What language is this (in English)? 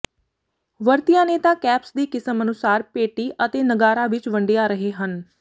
Punjabi